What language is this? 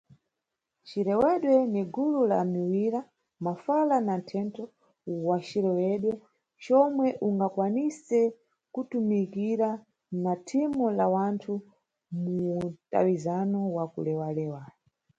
Nyungwe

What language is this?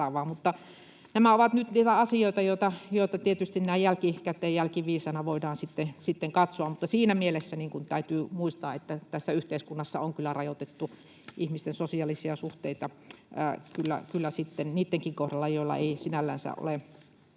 Finnish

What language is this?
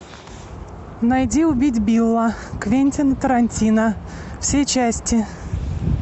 Russian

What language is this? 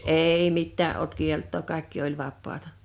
Finnish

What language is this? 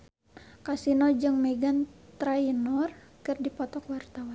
Sundanese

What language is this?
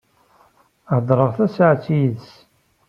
Kabyle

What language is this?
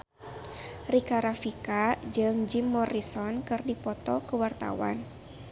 Sundanese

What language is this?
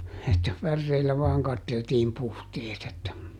Finnish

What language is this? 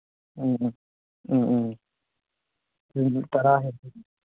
Manipuri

